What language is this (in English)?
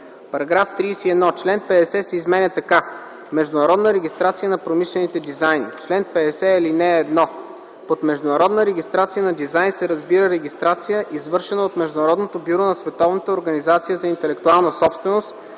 Bulgarian